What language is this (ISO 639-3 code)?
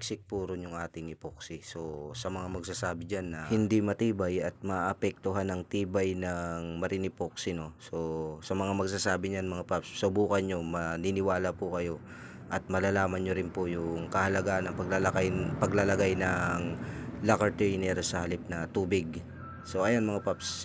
fil